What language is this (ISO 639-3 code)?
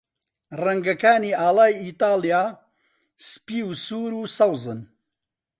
ckb